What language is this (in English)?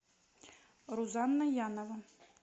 Russian